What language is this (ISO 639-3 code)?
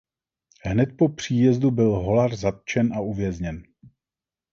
ces